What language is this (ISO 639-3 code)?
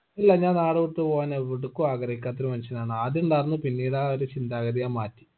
mal